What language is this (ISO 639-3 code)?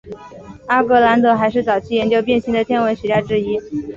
zho